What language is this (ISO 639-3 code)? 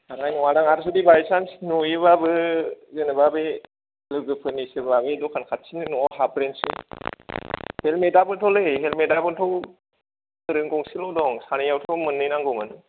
brx